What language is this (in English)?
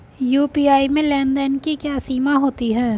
Hindi